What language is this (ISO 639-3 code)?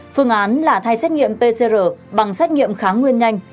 vie